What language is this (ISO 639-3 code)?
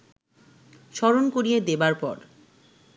ben